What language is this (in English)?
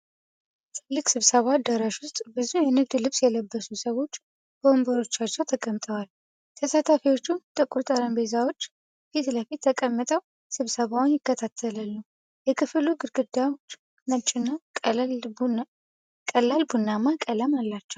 Amharic